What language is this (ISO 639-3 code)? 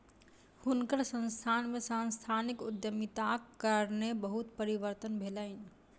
mai